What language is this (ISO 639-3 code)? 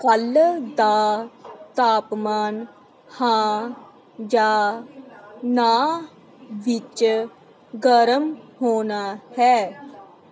pan